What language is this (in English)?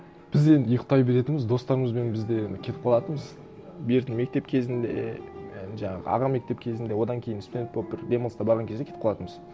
Kazakh